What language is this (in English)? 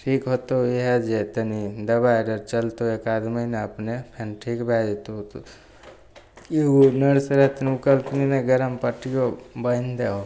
Maithili